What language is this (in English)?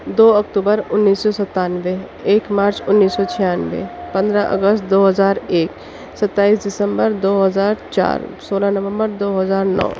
Urdu